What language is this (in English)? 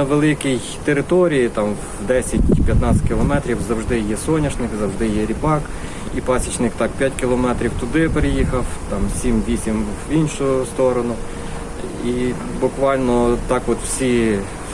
Ukrainian